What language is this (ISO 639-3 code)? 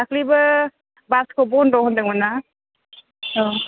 brx